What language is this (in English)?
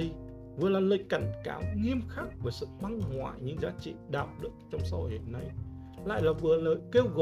Vietnamese